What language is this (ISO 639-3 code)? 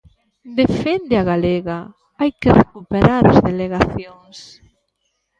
glg